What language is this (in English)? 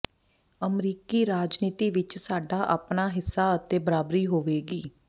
Punjabi